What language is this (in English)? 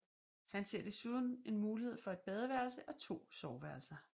Danish